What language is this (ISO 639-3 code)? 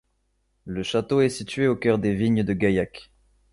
fra